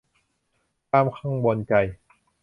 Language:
Thai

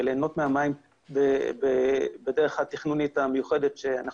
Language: Hebrew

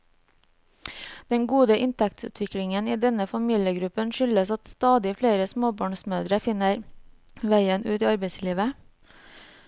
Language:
Norwegian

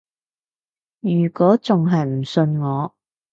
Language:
Cantonese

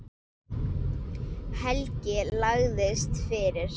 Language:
Icelandic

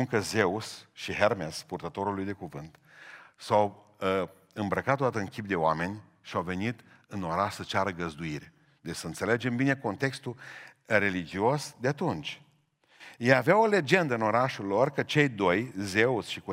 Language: Romanian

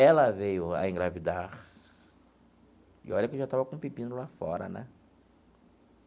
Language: Portuguese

